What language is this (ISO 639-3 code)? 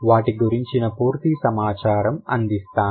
tel